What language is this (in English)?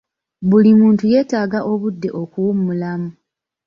Ganda